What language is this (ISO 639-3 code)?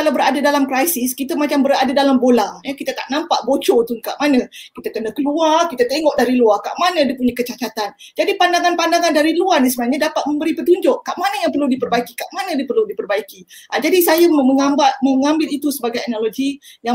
msa